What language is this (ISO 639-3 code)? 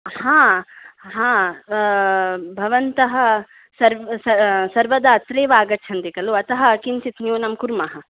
san